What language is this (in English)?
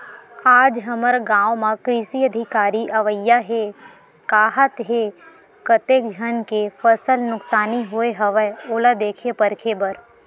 Chhattisgarhi